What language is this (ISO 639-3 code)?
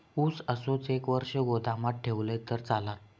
mar